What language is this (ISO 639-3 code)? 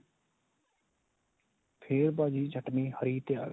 pan